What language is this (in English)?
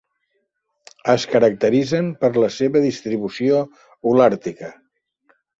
Catalan